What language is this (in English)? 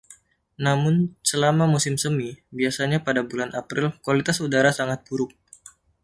Indonesian